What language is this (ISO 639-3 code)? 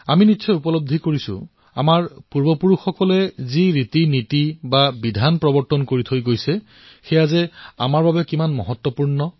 asm